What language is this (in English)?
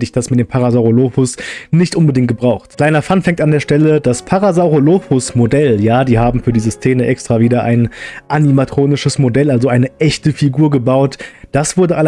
German